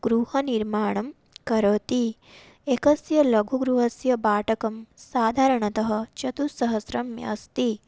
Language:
Sanskrit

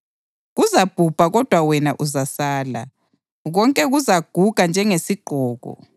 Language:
North Ndebele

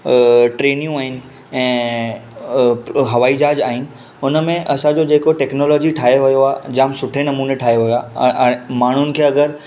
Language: Sindhi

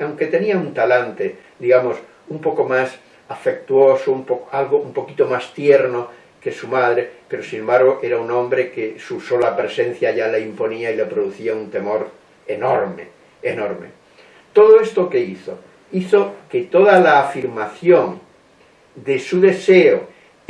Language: Spanish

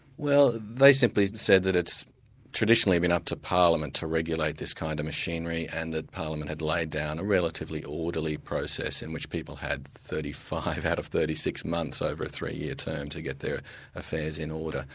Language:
English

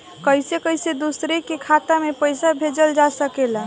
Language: Bhojpuri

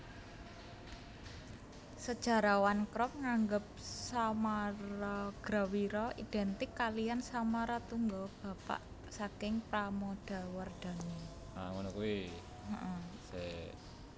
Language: Javanese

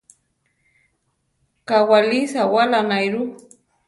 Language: Central Tarahumara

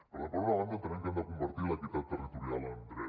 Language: Catalan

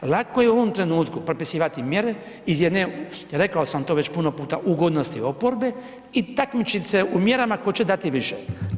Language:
Croatian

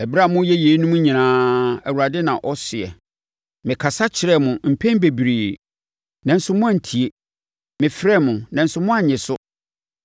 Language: Akan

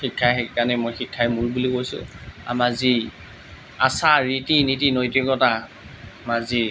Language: Assamese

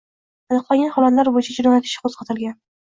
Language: Uzbek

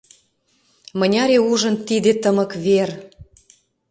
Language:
Mari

